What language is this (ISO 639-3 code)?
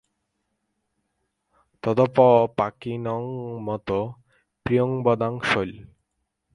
ben